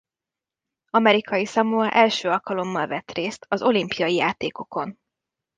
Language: Hungarian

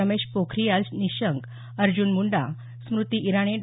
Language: Marathi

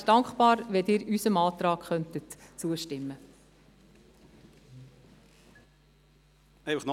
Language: Swiss German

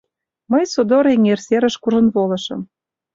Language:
Mari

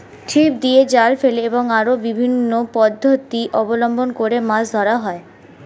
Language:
Bangla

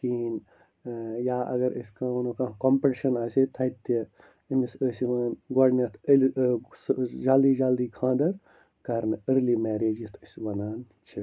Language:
Kashmiri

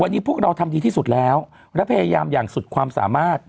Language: Thai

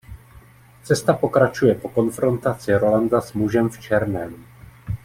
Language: Czech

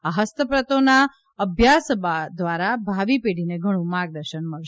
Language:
Gujarati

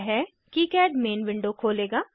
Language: Hindi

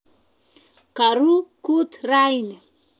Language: Kalenjin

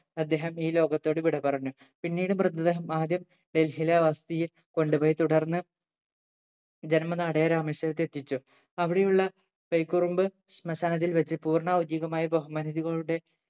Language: Malayalam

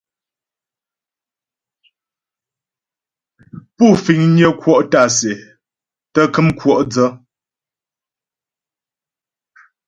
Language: Ghomala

